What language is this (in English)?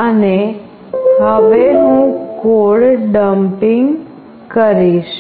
Gujarati